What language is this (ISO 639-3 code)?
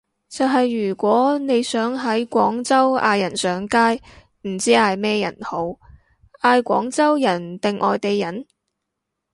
yue